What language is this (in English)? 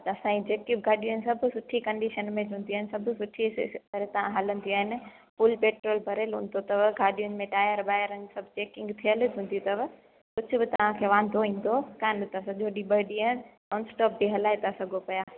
Sindhi